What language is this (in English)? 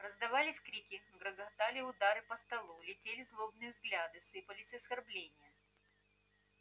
Russian